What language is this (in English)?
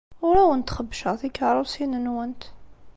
Kabyle